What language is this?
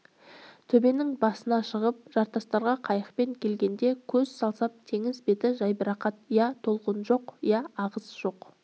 Kazakh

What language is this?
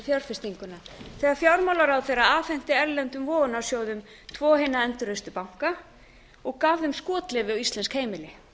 Icelandic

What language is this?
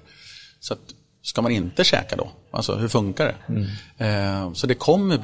Swedish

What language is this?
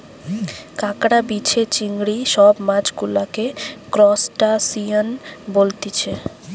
Bangla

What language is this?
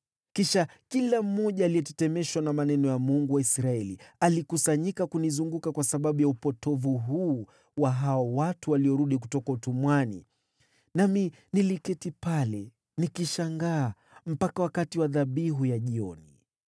Swahili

